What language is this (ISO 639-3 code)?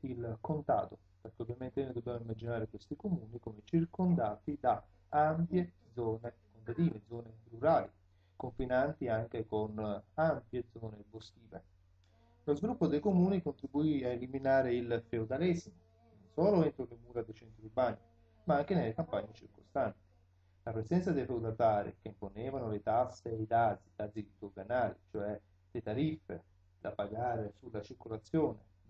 ita